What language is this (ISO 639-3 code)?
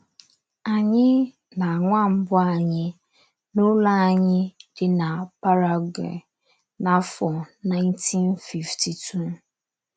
ibo